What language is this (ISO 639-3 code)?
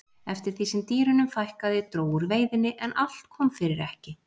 isl